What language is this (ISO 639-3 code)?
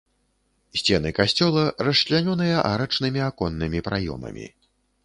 bel